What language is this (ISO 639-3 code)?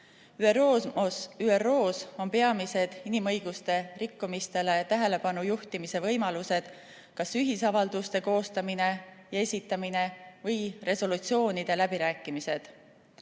est